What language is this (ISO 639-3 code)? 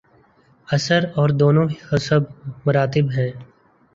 urd